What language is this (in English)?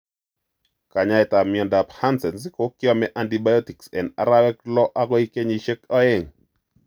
Kalenjin